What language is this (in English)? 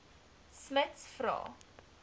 Afrikaans